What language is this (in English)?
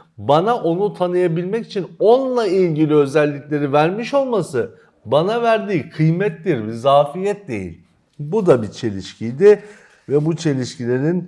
Turkish